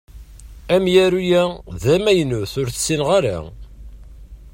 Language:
Kabyle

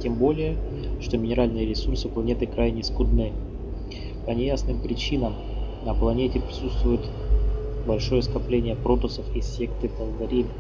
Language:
Russian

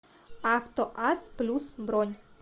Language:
Russian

